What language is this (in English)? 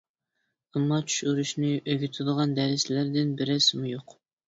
Uyghur